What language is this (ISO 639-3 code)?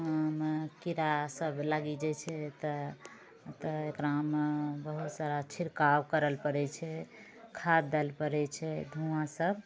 mai